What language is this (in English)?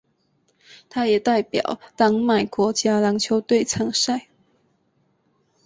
Chinese